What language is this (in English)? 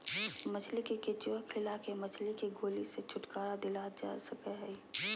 Magahi